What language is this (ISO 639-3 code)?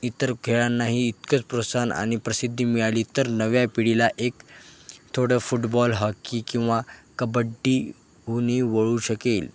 mar